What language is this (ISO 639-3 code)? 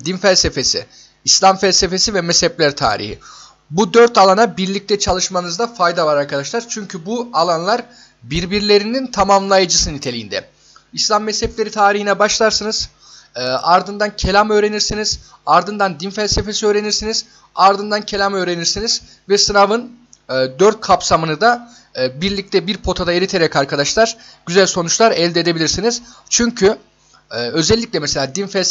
tur